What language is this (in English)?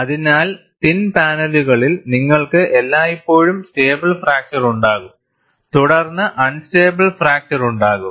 Malayalam